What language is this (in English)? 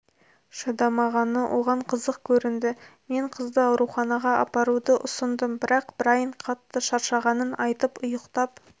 Kazakh